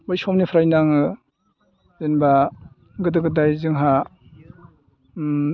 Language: Bodo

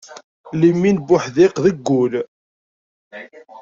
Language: Kabyle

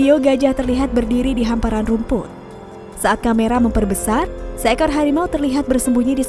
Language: Indonesian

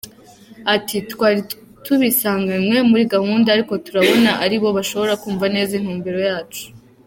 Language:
Kinyarwanda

